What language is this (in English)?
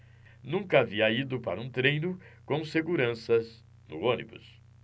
Portuguese